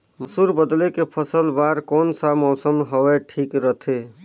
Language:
Chhattisgarhi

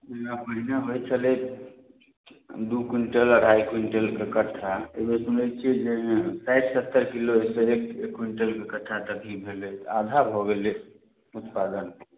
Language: Maithili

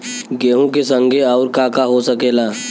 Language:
Bhojpuri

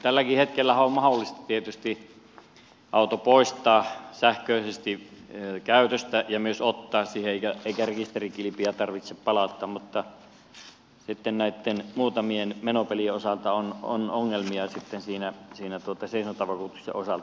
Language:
Finnish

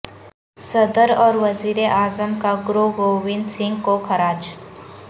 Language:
Urdu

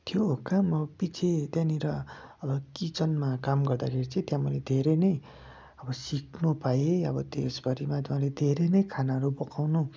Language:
Nepali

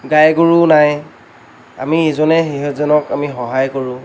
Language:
Assamese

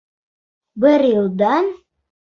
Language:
Bashkir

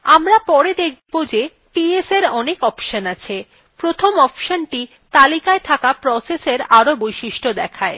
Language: Bangla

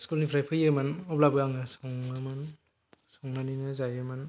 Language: Bodo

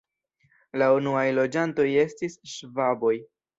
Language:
Esperanto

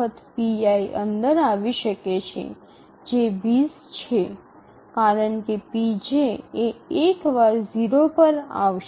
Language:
Gujarati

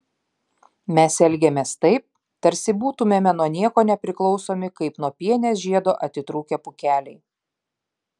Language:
Lithuanian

